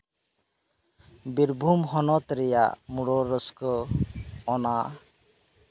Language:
Santali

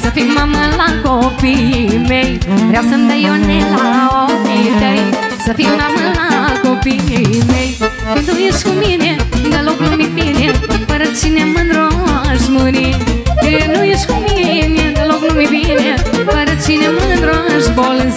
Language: Romanian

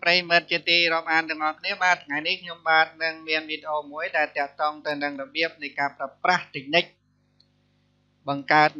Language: Thai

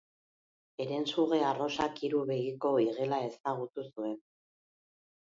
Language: Basque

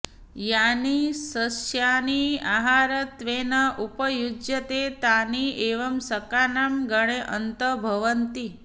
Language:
Sanskrit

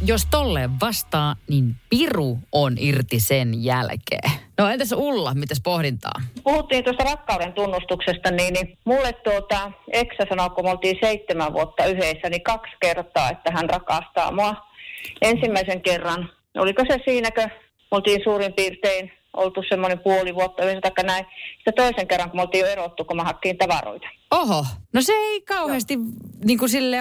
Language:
Finnish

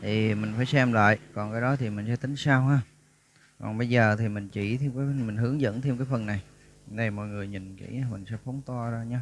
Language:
Vietnamese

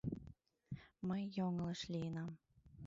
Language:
Mari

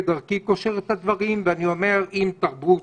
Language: Hebrew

